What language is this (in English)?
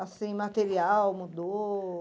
Portuguese